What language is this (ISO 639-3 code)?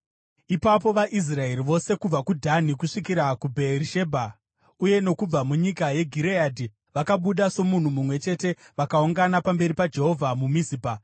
sna